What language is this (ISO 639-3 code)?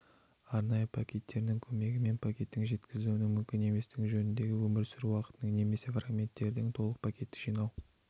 kaz